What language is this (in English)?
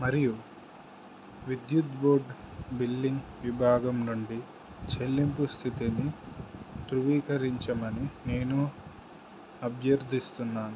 Telugu